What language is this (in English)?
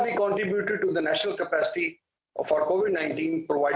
Indonesian